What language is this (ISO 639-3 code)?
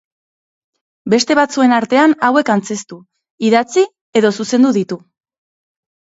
eus